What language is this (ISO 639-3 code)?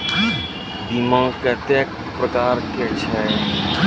mai